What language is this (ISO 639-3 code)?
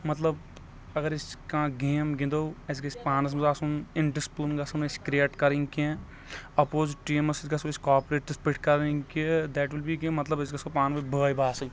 kas